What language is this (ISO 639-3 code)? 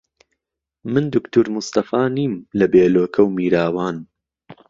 ckb